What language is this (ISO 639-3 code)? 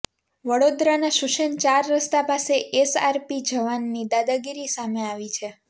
guj